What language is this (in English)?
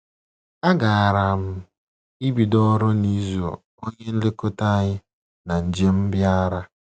Igbo